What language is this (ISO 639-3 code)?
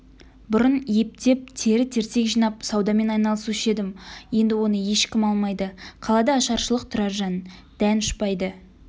kaz